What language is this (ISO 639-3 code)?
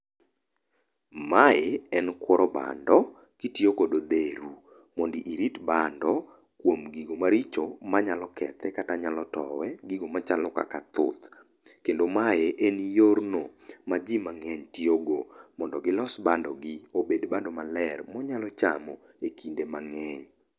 luo